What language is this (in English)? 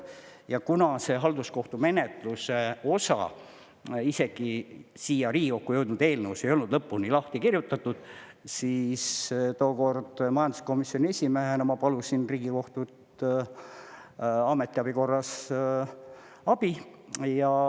Estonian